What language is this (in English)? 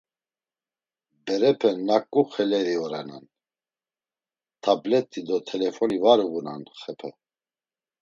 Laz